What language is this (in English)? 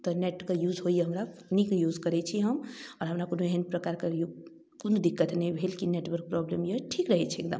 Maithili